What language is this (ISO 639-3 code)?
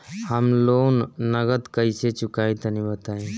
bho